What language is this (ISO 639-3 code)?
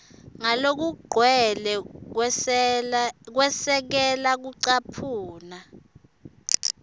ssw